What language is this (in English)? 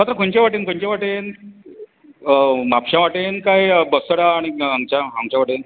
Konkani